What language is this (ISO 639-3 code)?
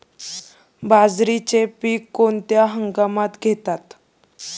mar